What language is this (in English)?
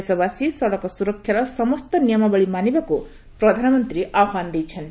Odia